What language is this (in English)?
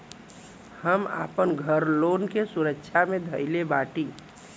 Bhojpuri